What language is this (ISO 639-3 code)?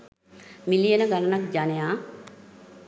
sin